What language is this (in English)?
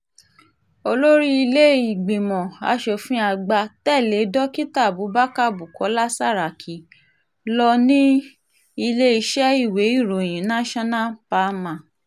Yoruba